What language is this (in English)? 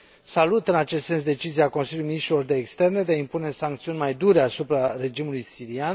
Romanian